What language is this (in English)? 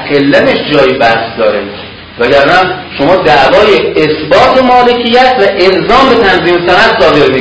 Persian